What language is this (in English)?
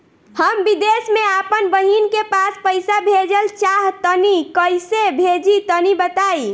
Bhojpuri